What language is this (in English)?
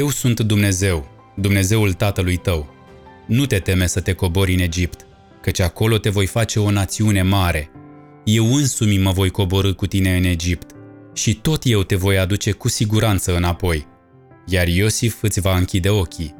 Romanian